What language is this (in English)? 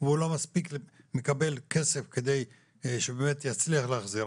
Hebrew